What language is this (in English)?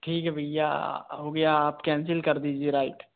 Hindi